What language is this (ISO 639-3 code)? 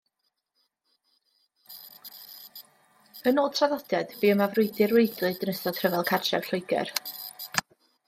cym